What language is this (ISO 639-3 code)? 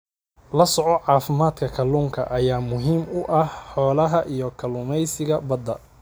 som